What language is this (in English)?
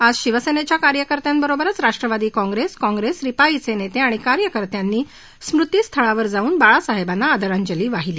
Marathi